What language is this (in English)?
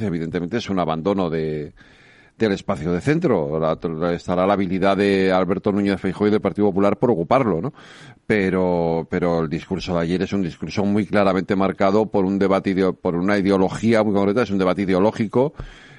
Spanish